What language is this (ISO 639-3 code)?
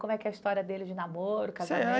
por